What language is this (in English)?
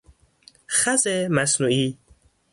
Persian